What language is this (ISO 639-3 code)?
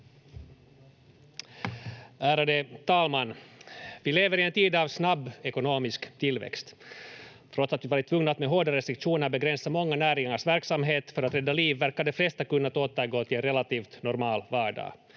fin